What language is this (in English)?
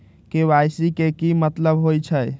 Magahi